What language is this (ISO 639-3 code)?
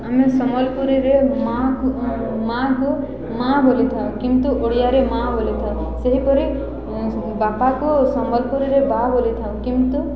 ori